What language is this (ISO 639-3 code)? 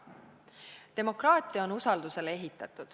est